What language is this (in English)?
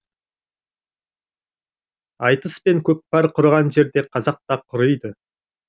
Kazakh